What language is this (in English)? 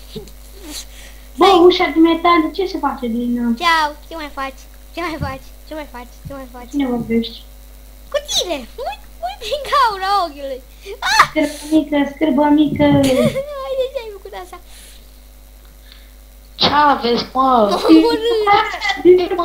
Romanian